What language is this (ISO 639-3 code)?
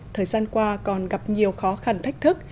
vie